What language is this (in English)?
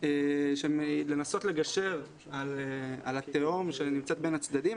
Hebrew